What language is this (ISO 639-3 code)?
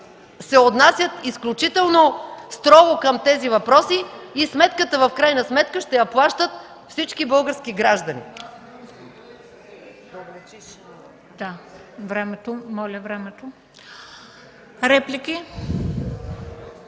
bul